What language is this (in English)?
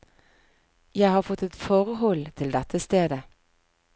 Norwegian